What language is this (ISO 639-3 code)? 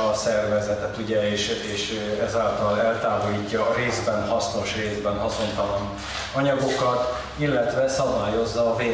hun